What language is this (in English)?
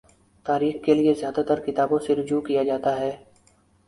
Urdu